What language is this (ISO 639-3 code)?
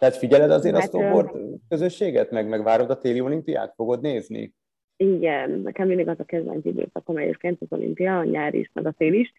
hun